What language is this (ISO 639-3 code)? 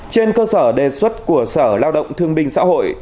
vie